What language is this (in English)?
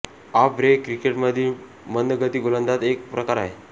Marathi